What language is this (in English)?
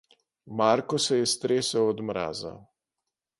Slovenian